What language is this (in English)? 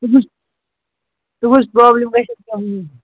Kashmiri